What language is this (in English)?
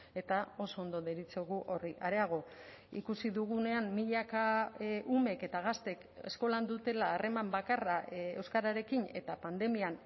Basque